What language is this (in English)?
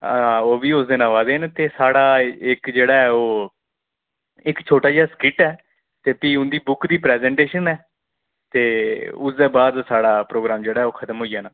Dogri